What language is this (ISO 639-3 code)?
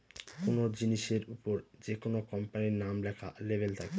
ben